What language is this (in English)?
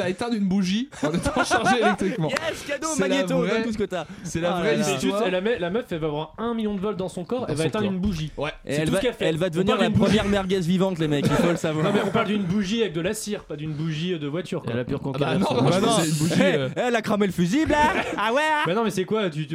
French